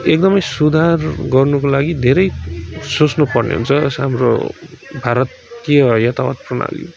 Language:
Nepali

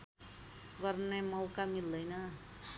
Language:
Nepali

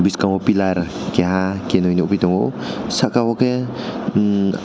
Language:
Kok Borok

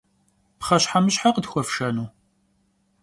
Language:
Kabardian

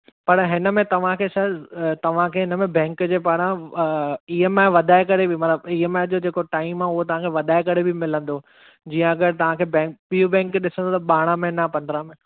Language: Sindhi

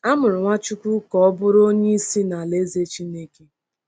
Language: Igbo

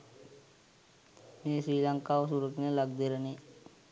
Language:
Sinhala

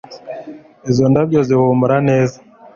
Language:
Kinyarwanda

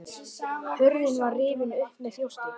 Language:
Icelandic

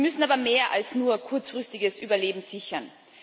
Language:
German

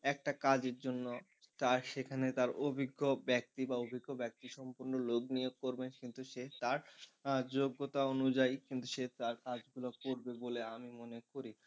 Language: Bangla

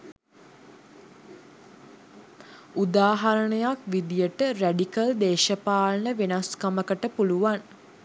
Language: Sinhala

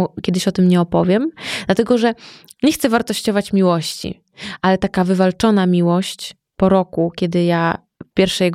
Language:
Polish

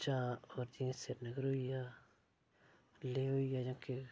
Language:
Dogri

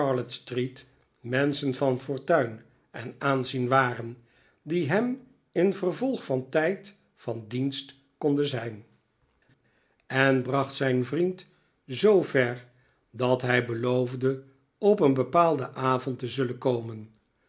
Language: Dutch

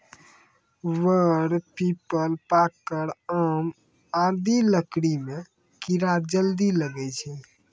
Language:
Maithili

